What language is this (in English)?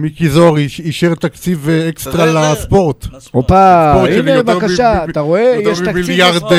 Hebrew